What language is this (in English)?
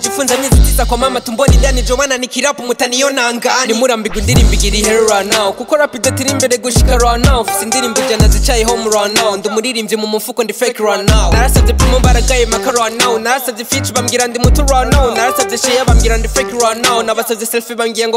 Korean